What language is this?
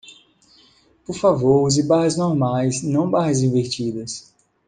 Portuguese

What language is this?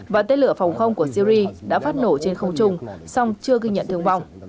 Vietnamese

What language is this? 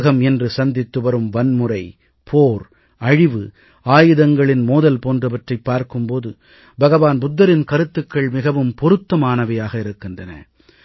Tamil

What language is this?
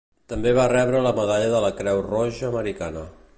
Catalan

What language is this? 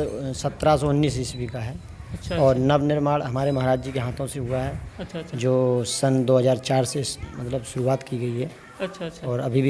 Hindi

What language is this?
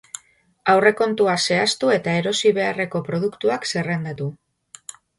Basque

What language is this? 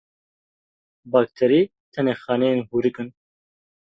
Kurdish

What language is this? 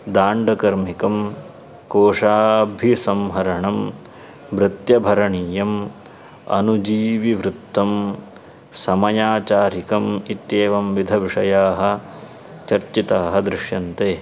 Sanskrit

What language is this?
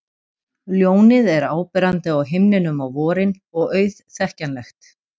Icelandic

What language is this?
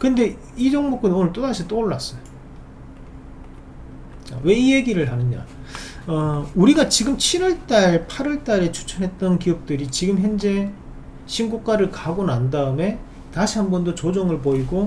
Korean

